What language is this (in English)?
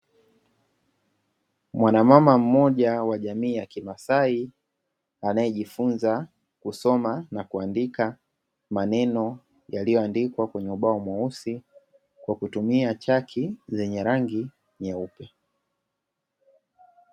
Swahili